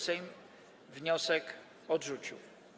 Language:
Polish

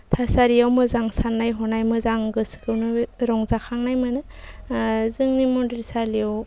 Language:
Bodo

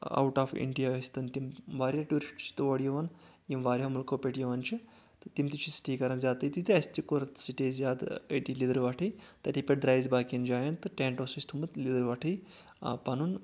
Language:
Kashmiri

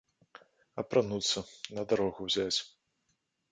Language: Belarusian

